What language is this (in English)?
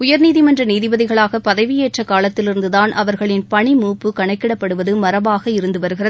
Tamil